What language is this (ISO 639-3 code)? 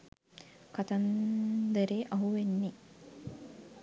sin